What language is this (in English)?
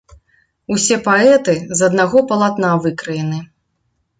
Belarusian